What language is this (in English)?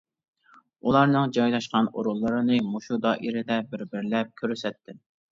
Uyghur